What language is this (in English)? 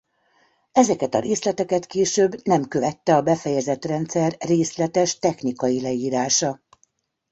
Hungarian